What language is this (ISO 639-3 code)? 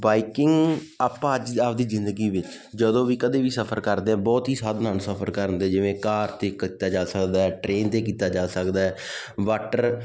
pan